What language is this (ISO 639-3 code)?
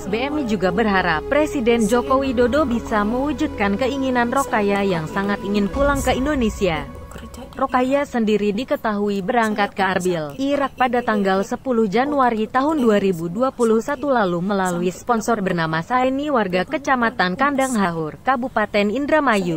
ind